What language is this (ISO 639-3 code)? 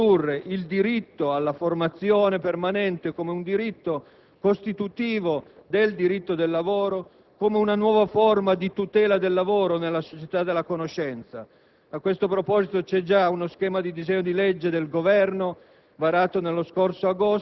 ita